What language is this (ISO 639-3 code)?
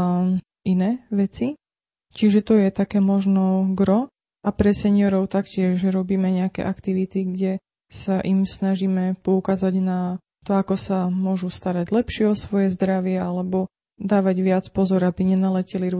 slk